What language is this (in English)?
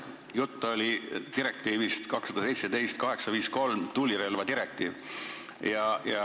Estonian